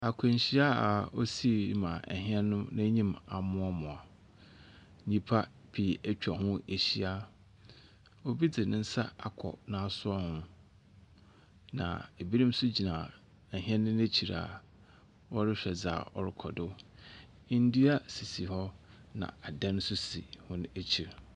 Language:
Akan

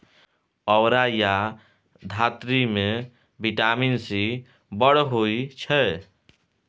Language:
Maithili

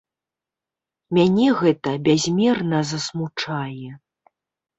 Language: Belarusian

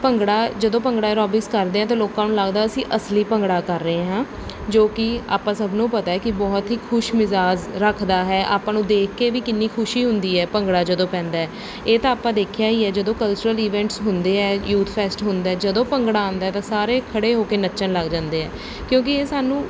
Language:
Punjabi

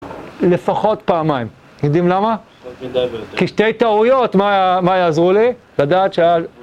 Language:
Hebrew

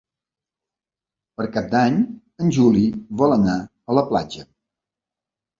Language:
Catalan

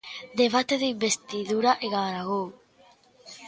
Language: Galician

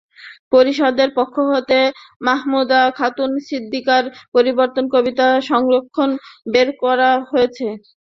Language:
Bangla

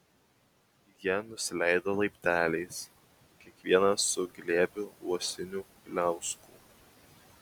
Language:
Lithuanian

